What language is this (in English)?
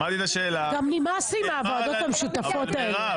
Hebrew